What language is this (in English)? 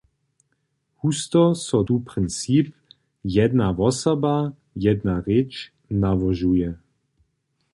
Upper Sorbian